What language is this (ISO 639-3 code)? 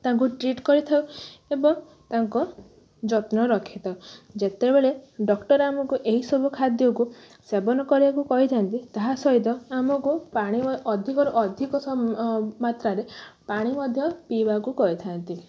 ori